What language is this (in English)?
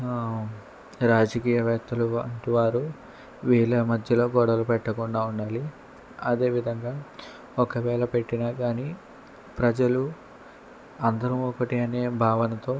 Telugu